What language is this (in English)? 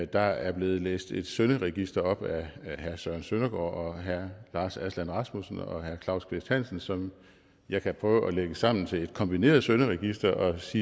Danish